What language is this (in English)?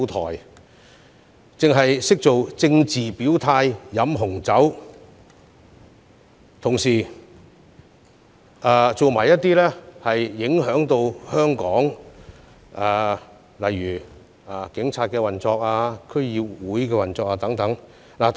Cantonese